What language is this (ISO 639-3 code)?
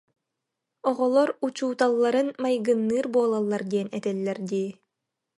sah